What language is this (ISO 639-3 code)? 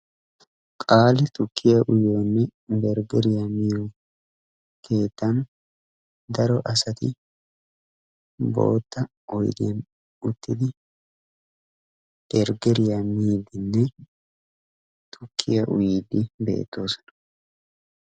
wal